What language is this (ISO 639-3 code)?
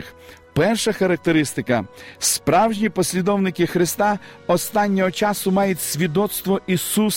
ukr